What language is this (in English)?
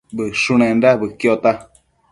Matsés